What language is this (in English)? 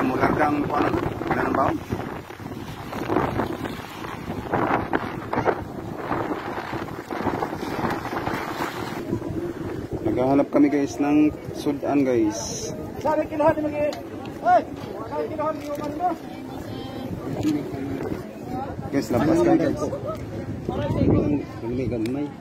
Filipino